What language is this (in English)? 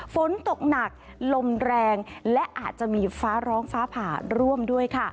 Thai